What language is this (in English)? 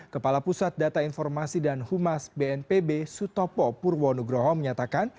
Indonesian